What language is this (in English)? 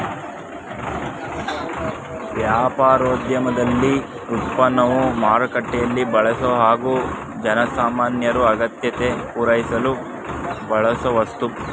Kannada